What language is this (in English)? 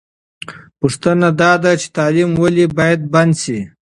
Pashto